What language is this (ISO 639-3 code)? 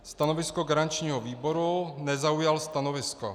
ces